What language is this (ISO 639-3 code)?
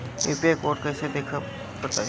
bho